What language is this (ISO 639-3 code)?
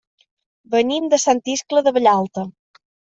cat